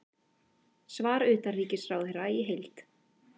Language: Icelandic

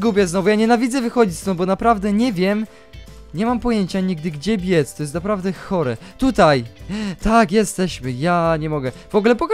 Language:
Polish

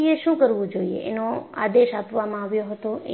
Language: Gujarati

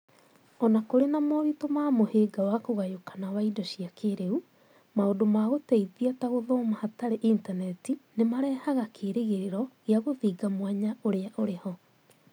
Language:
Kikuyu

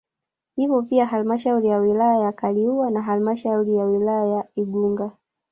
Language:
Swahili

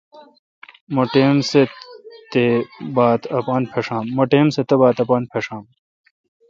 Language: Kalkoti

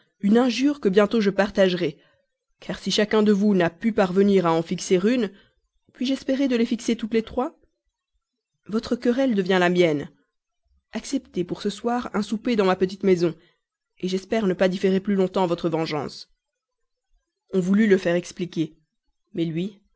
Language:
French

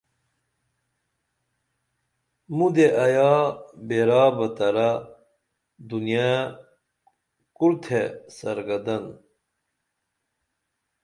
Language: Dameli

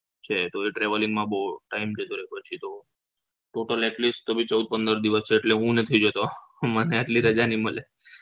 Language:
Gujarati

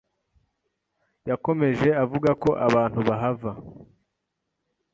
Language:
Kinyarwanda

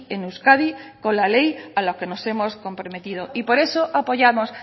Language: Spanish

